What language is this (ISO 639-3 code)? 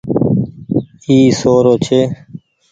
gig